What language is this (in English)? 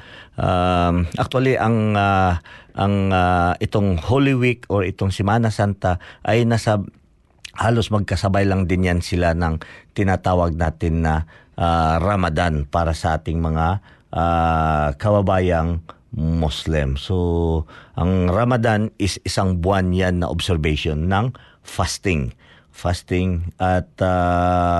Filipino